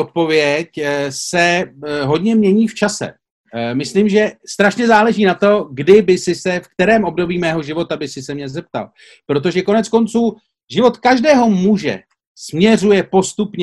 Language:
Czech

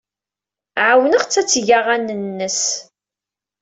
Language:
Kabyle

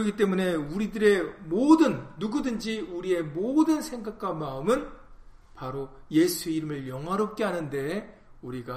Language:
Korean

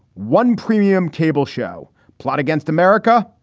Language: English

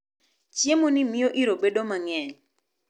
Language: Luo (Kenya and Tanzania)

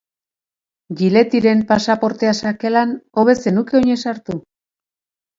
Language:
Basque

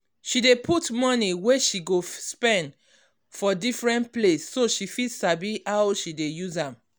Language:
Nigerian Pidgin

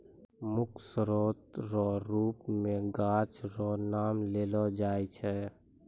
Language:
Maithili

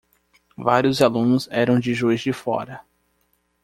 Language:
Portuguese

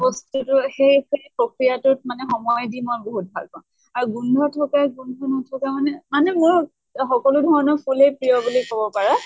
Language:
Assamese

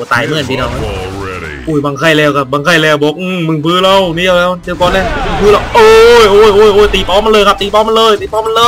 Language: Thai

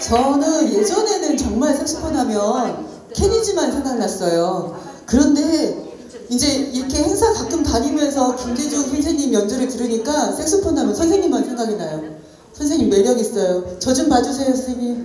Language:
Korean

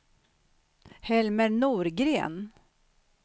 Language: Swedish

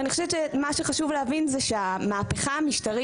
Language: Hebrew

